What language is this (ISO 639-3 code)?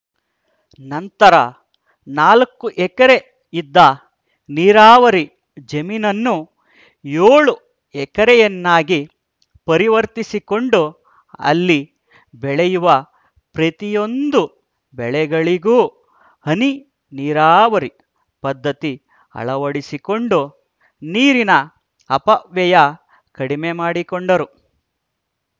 kan